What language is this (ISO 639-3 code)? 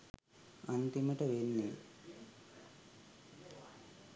sin